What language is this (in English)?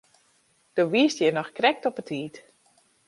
Western Frisian